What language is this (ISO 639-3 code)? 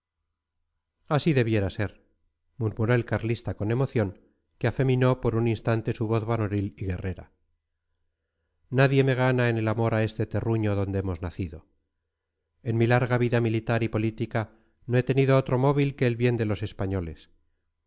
spa